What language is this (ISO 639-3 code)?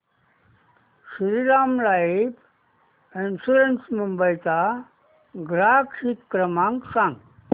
mar